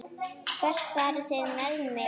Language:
Icelandic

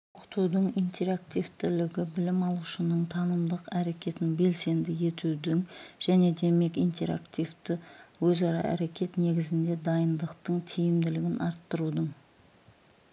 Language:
Kazakh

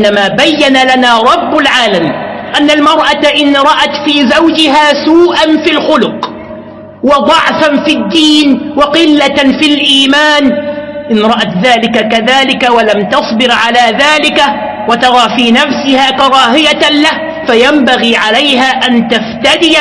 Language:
Arabic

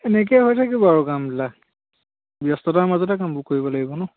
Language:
Assamese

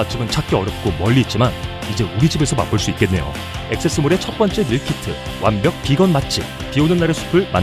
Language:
Korean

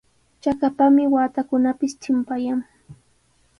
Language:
Sihuas Ancash Quechua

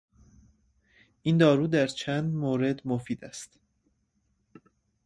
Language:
Persian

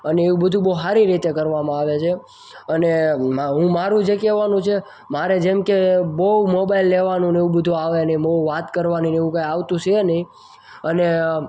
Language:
Gujarati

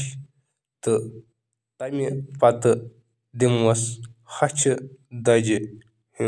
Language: Kashmiri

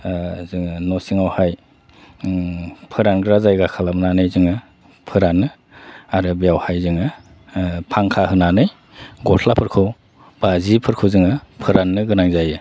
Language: Bodo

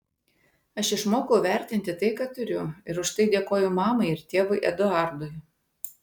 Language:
Lithuanian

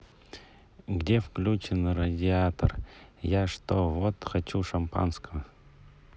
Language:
Russian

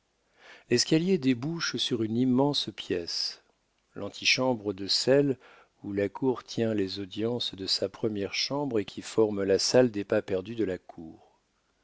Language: French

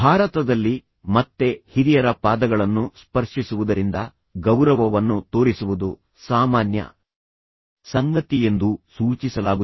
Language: Kannada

